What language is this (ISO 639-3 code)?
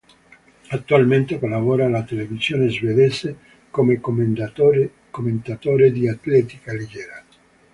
ita